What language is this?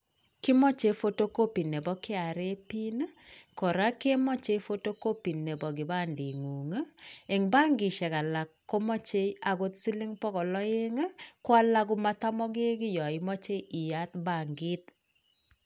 Kalenjin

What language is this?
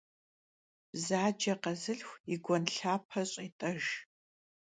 Kabardian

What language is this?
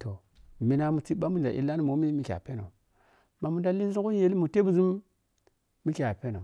Piya-Kwonci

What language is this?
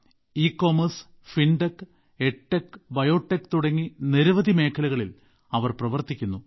Malayalam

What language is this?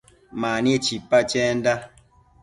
Matsés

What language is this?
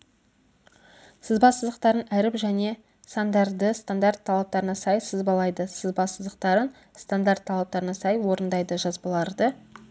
Kazakh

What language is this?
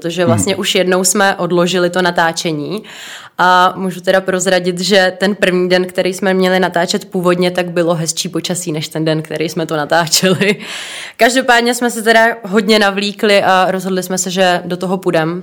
Czech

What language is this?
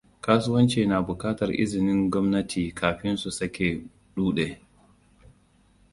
Hausa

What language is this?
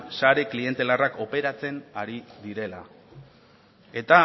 Basque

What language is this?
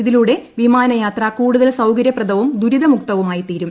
Malayalam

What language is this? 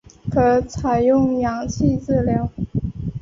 Chinese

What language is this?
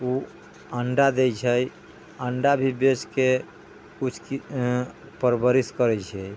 Maithili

